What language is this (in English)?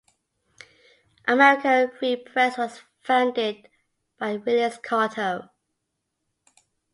English